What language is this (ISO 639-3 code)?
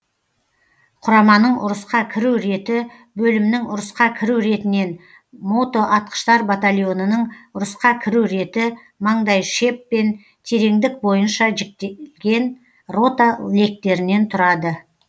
kaz